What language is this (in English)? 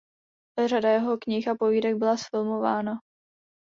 Czech